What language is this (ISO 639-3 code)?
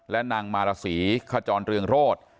tha